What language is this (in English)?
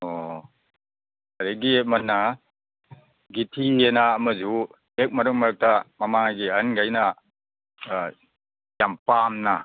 Manipuri